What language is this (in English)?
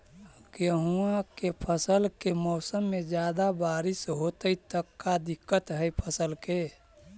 Magahi